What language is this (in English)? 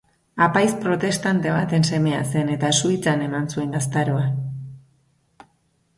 Basque